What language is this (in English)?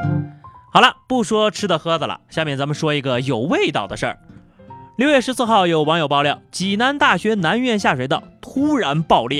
Chinese